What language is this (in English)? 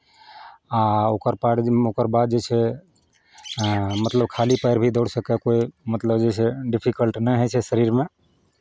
Maithili